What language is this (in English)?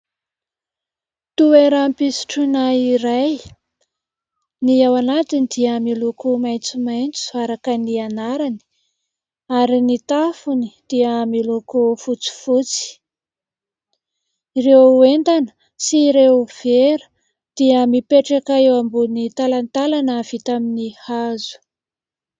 Malagasy